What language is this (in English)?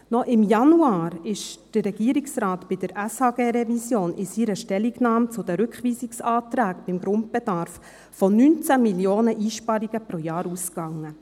Swiss German